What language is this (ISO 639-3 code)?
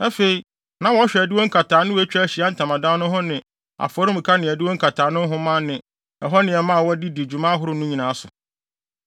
aka